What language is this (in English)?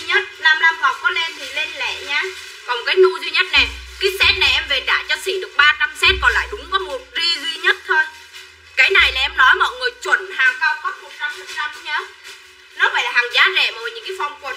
Vietnamese